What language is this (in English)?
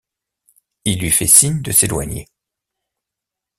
French